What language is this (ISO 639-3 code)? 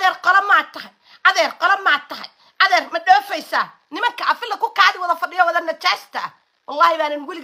ara